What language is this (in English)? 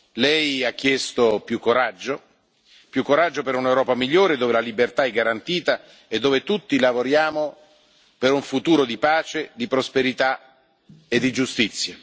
Italian